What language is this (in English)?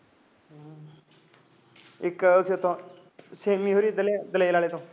Punjabi